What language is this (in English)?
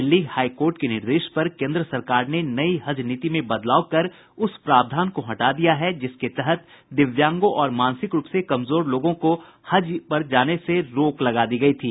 Hindi